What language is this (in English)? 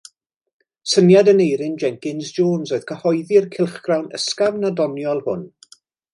Welsh